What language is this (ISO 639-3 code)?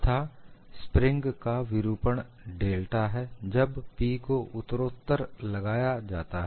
hin